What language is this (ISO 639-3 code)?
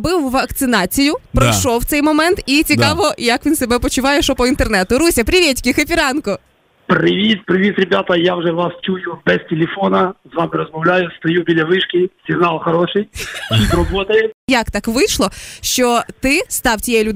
ukr